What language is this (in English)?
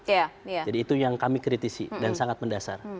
Indonesian